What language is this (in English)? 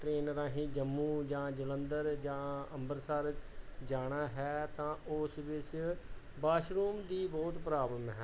Punjabi